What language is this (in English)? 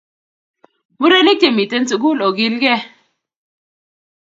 Kalenjin